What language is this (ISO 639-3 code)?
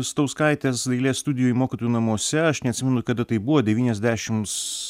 lit